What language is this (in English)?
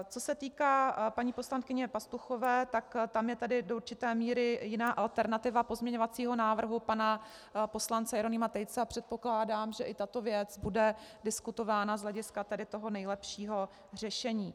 Czech